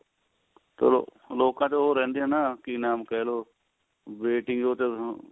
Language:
Punjabi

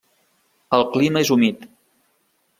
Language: Catalan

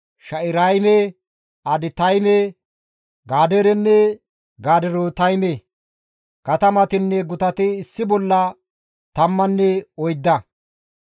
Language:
Gamo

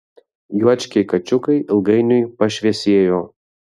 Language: Lithuanian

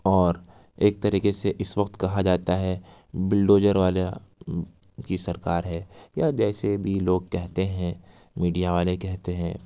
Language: Urdu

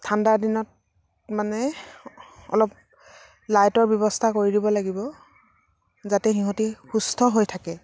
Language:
Assamese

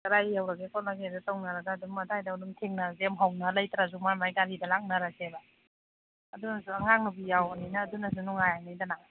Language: Manipuri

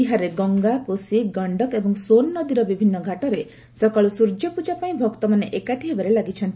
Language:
Odia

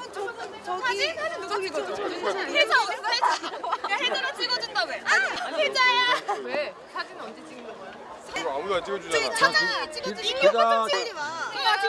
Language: Korean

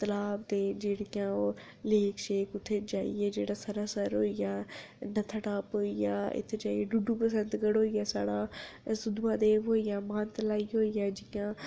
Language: Dogri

